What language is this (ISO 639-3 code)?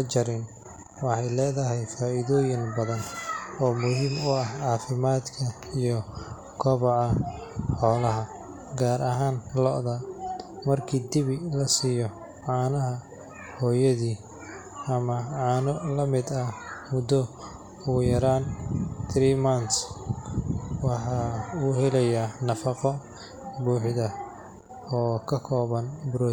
som